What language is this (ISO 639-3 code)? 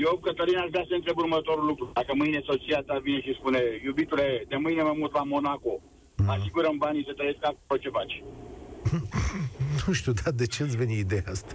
ron